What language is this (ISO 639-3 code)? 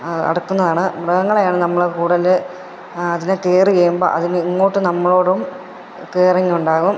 mal